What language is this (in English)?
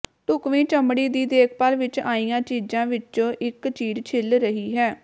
Punjabi